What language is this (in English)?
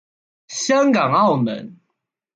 Chinese